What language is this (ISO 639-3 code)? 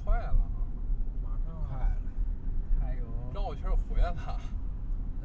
zho